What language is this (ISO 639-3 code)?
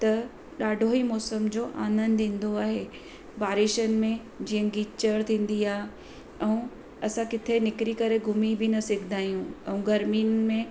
snd